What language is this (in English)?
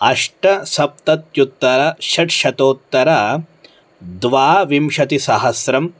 Sanskrit